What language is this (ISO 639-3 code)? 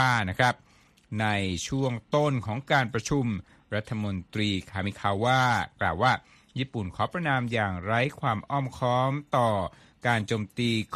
tha